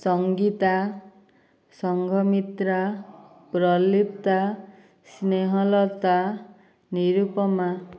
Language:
Odia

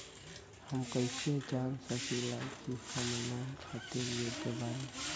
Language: Bhojpuri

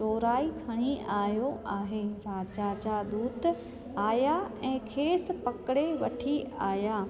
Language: Sindhi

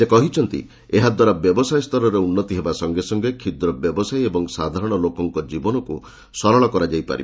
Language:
Odia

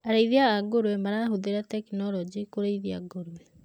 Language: Kikuyu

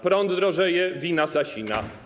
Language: Polish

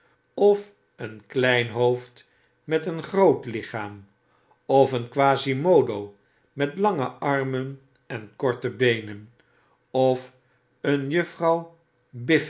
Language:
Dutch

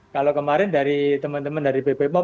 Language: Indonesian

